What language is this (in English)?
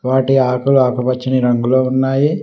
Telugu